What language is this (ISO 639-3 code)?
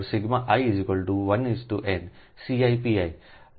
guj